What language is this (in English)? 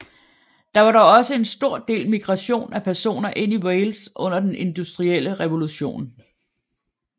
Danish